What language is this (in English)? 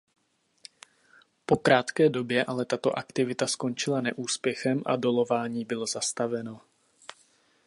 Czech